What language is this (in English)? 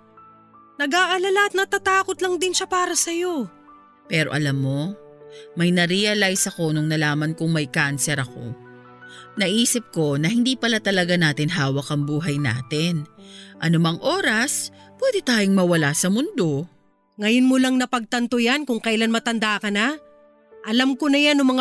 Filipino